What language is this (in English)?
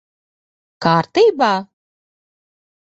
Latvian